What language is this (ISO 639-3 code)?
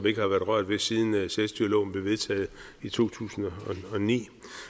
dan